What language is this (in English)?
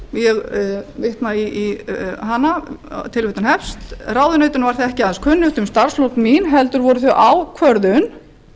Icelandic